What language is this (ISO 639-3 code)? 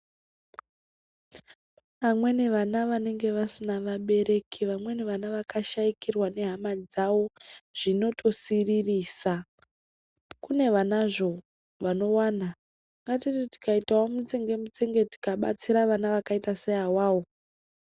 ndc